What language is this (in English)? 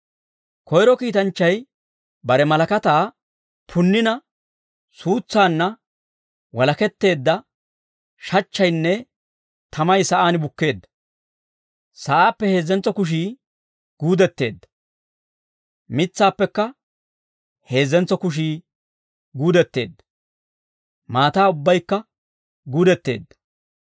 Dawro